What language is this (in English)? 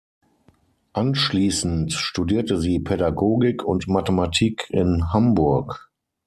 German